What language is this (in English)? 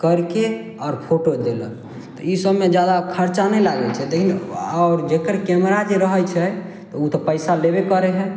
Maithili